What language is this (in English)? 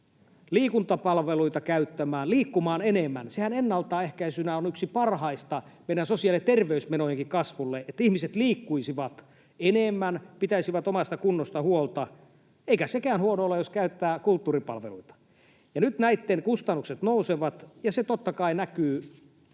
Finnish